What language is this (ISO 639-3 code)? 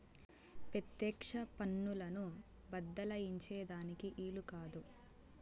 tel